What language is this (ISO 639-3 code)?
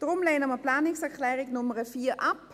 gsw